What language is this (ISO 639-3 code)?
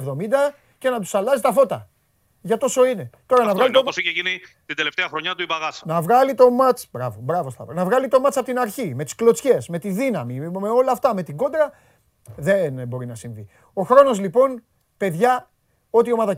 ell